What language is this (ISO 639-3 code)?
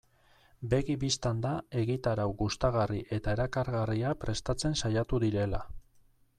eus